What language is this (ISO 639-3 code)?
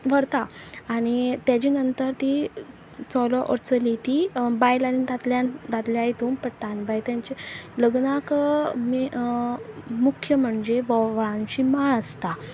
kok